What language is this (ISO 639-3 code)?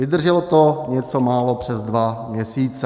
ces